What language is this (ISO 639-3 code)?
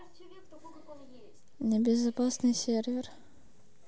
rus